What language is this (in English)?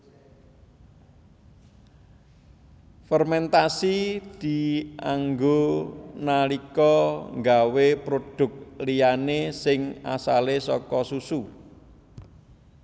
Javanese